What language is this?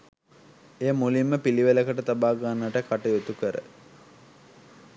Sinhala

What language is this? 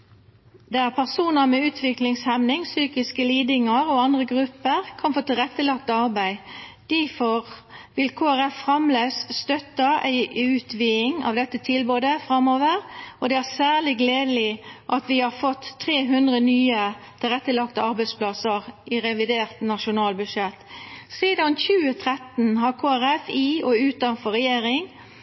Norwegian Nynorsk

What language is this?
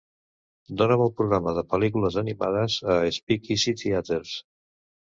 Catalan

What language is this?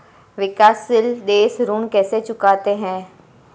Hindi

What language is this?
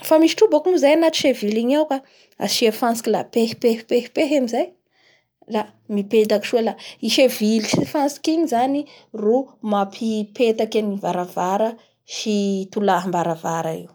Bara Malagasy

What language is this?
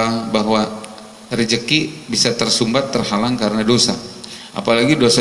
Indonesian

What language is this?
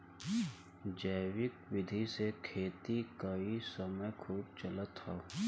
Bhojpuri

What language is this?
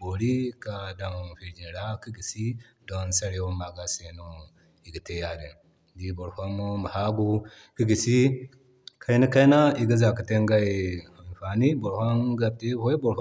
Zarma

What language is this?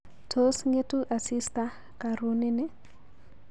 Kalenjin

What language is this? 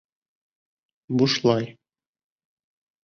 Bashkir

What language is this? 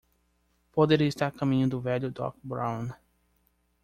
Portuguese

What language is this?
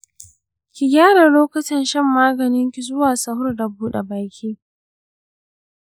Hausa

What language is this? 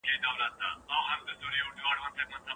Pashto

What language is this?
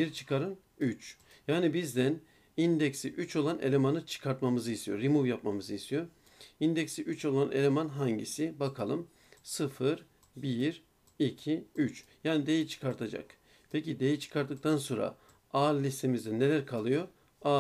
Turkish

